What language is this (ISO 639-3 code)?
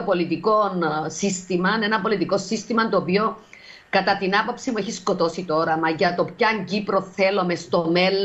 ell